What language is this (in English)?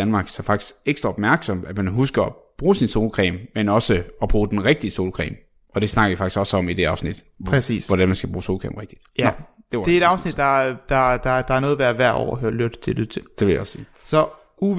Danish